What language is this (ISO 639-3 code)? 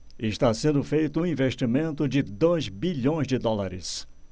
por